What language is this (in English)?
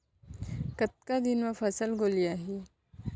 Chhattisgarhi